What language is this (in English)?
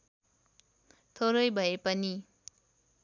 Nepali